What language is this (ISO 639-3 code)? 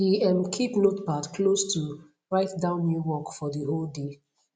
pcm